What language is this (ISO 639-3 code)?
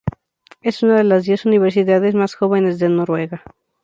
spa